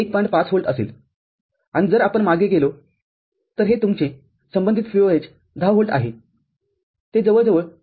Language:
Marathi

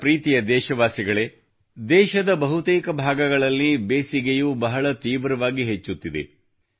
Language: Kannada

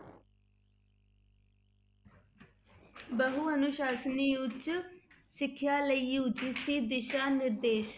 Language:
Punjabi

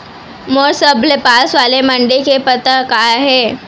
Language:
Chhattisgarhi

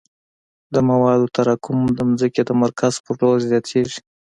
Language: Pashto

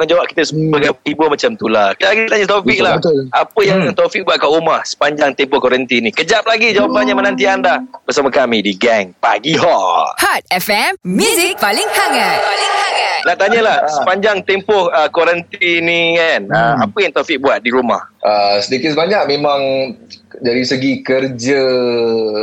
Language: Malay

